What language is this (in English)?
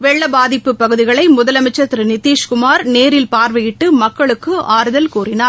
Tamil